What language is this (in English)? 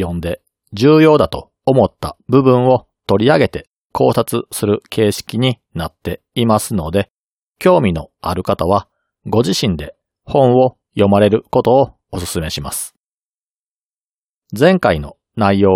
Japanese